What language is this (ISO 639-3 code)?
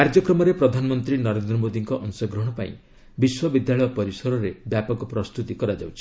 ori